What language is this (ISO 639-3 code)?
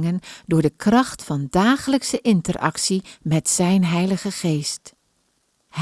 nld